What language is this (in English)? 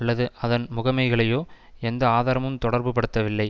Tamil